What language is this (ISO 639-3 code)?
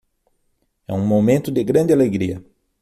por